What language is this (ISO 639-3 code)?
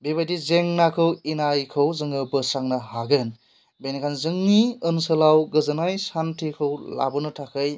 brx